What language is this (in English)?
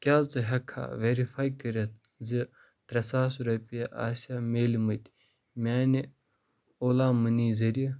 Kashmiri